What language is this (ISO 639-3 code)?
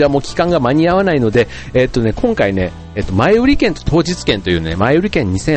jpn